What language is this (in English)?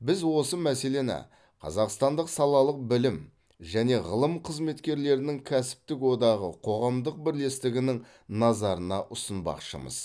Kazakh